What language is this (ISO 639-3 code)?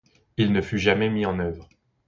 fra